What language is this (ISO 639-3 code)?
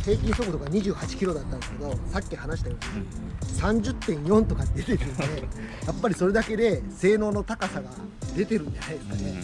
jpn